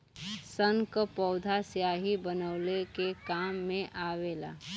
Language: Bhojpuri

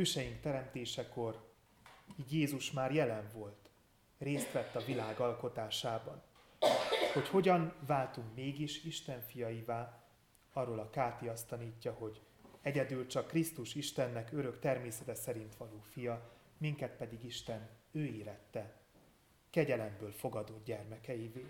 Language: Hungarian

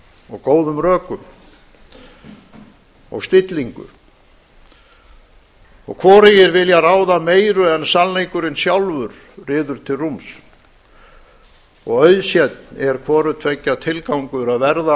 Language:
Icelandic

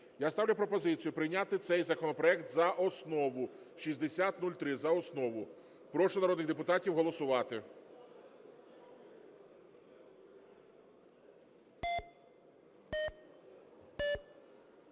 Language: Ukrainian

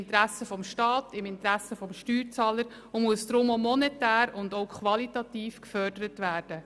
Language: Swiss German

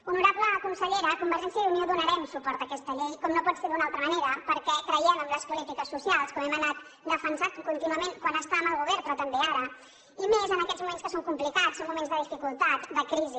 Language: Catalan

